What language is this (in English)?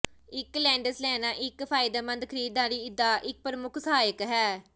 Punjabi